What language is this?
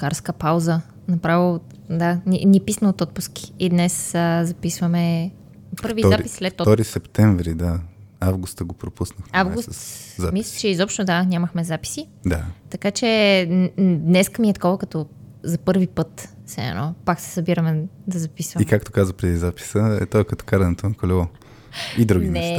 Bulgarian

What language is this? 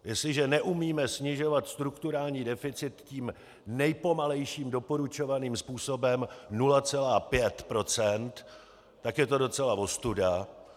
Czech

